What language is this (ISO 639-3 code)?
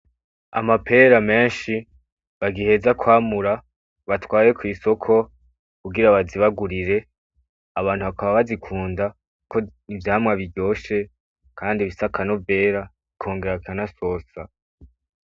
run